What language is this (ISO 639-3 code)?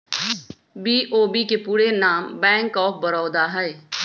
mag